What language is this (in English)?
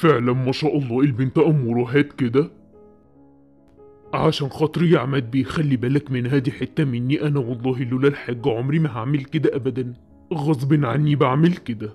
Arabic